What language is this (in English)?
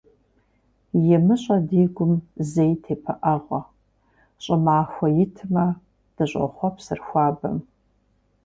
Kabardian